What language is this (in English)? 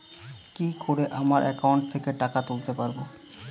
Bangla